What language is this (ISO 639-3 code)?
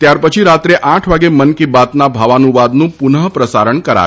guj